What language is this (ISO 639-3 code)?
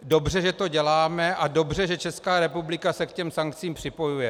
ces